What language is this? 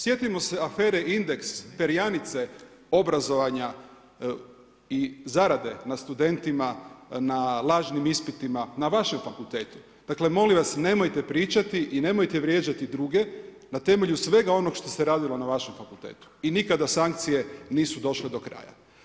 Croatian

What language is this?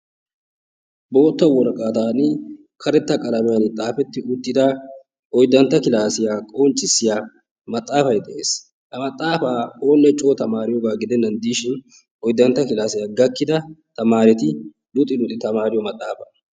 Wolaytta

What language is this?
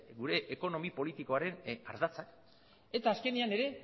Basque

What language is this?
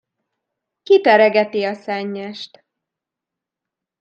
Hungarian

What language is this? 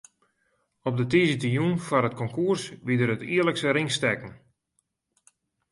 Western Frisian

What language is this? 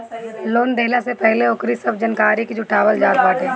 Bhojpuri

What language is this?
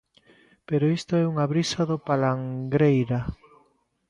Galician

